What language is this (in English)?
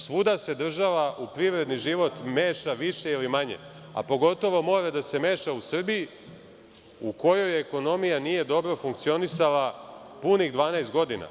Serbian